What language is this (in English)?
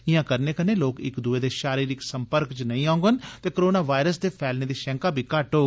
Dogri